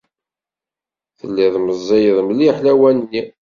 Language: Kabyle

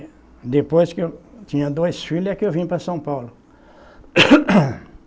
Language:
Portuguese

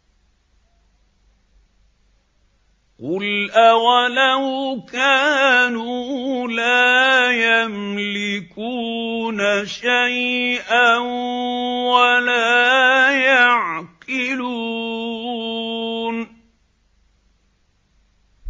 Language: Arabic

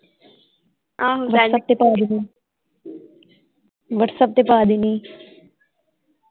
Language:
Punjabi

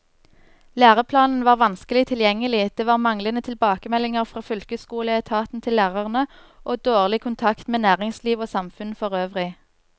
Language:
Norwegian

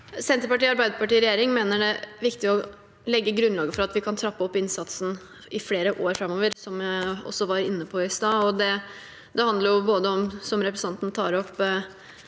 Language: Norwegian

